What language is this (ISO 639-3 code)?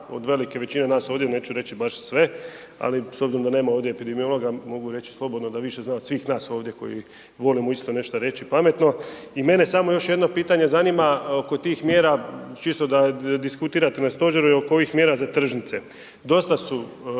hrv